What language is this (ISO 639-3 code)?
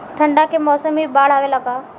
bho